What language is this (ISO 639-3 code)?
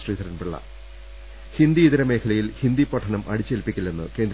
mal